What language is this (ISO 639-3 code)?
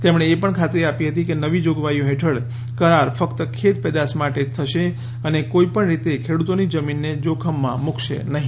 guj